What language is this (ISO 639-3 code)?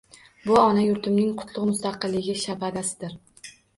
uzb